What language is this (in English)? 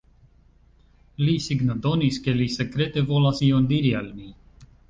Esperanto